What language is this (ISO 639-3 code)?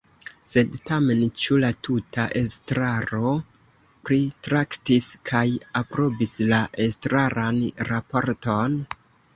epo